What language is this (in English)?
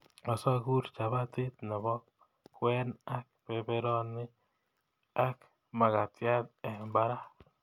Kalenjin